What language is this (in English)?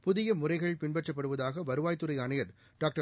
Tamil